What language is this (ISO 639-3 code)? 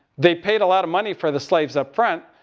eng